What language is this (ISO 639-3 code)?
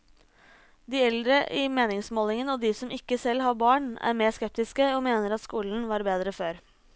nor